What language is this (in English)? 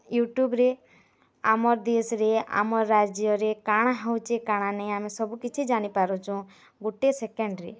Odia